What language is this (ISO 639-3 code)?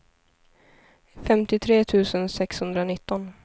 swe